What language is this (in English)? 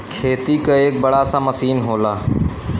Bhojpuri